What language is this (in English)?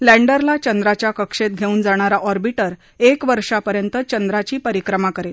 Marathi